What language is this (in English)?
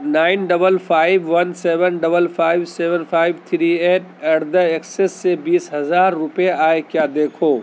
Urdu